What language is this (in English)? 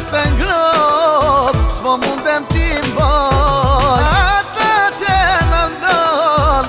Bulgarian